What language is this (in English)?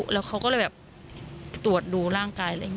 Thai